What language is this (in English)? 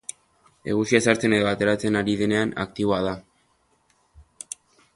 Basque